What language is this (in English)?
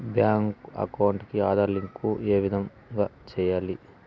Telugu